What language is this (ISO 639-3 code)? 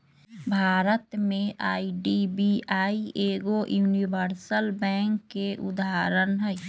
mag